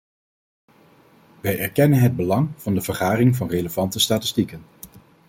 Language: Dutch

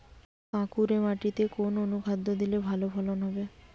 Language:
Bangla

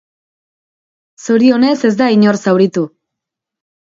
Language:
Basque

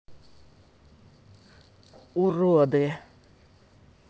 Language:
Russian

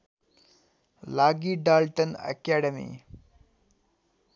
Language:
Nepali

